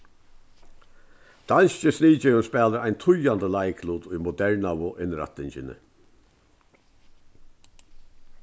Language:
Faroese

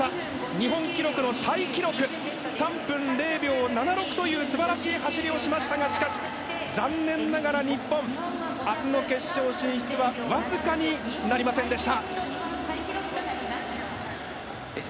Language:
Japanese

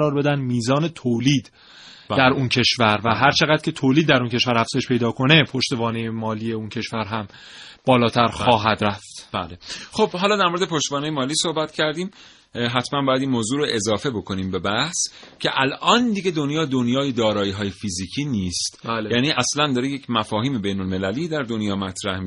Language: Persian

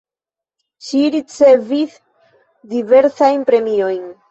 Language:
Esperanto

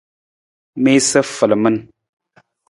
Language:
Nawdm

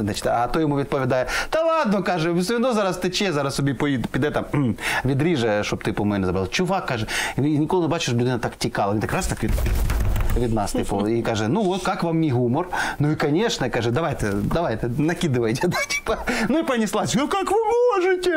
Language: Ukrainian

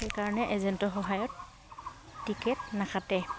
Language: Assamese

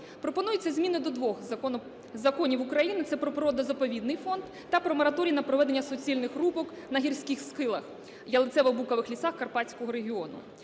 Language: Ukrainian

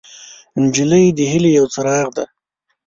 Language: Pashto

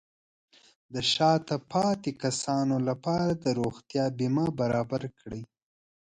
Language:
Pashto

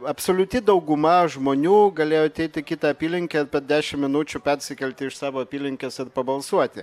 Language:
Lithuanian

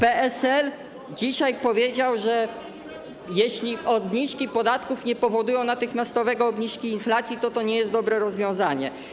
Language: Polish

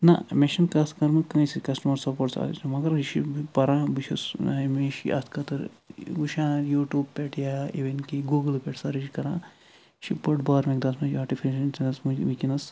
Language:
Kashmiri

